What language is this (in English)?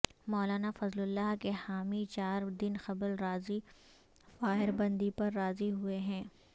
Urdu